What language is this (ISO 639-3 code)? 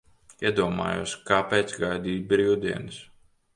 lav